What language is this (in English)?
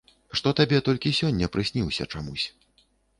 Belarusian